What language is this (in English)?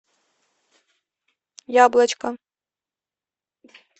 Russian